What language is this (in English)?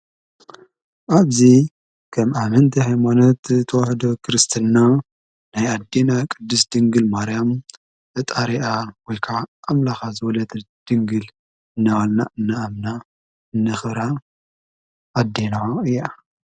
Tigrinya